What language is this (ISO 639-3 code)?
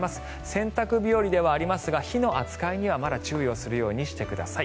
jpn